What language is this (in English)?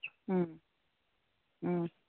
Manipuri